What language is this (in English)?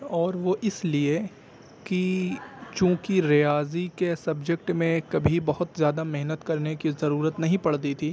Urdu